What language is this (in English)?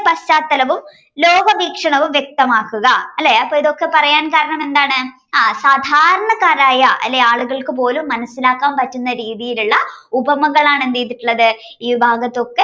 Malayalam